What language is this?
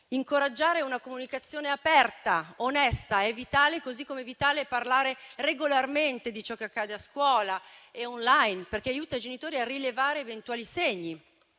Italian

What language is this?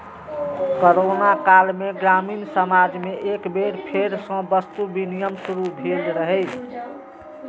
Maithili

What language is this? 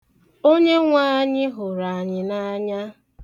Igbo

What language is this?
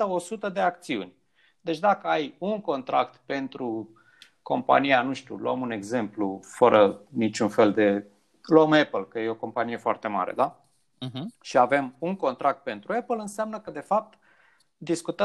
Romanian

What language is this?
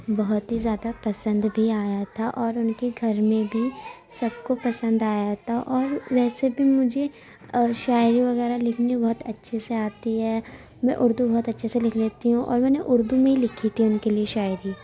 Urdu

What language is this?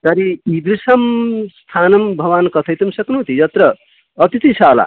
Sanskrit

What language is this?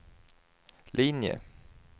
Swedish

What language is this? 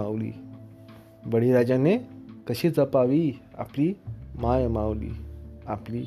Marathi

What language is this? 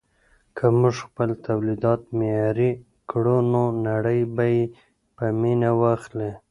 Pashto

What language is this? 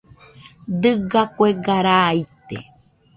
Nüpode Huitoto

